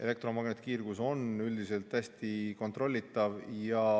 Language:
Estonian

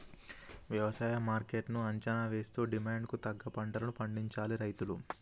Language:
Telugu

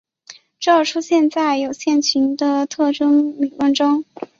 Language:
Chinese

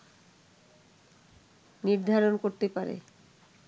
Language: Bangla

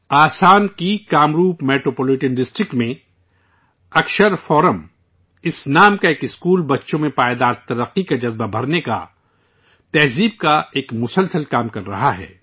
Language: Urdu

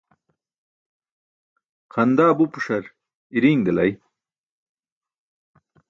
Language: Burushaski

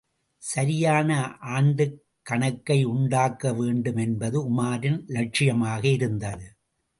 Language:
Tamil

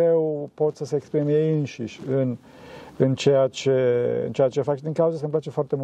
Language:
Romanian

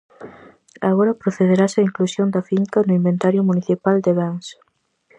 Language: Galician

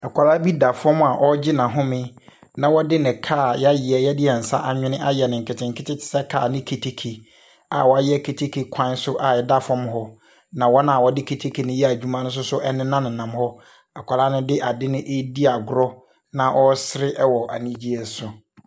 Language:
Akan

